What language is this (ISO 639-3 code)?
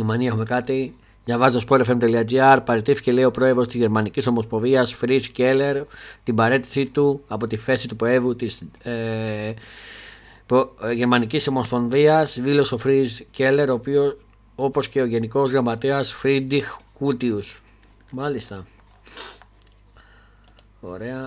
ell